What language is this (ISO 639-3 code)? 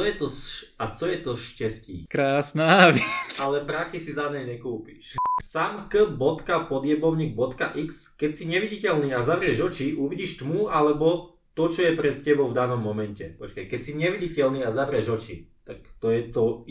slk